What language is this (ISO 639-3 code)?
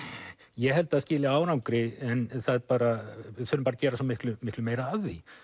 isl